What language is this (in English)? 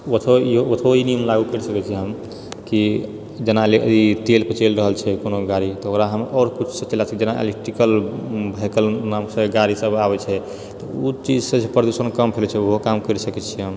Maithili